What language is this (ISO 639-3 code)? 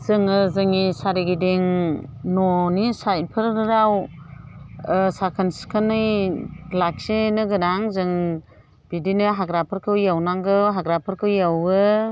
brx